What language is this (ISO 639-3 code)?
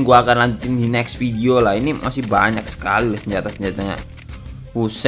ind